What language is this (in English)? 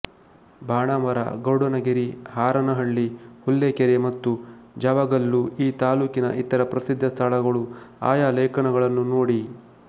Kannada